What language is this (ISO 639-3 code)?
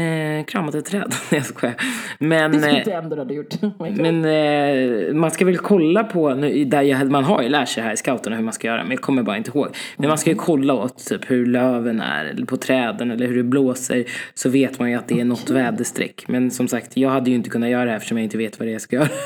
swe